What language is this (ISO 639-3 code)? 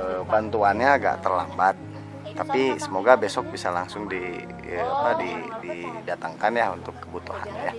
ind